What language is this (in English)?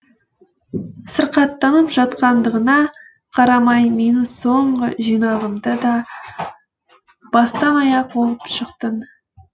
Kazakh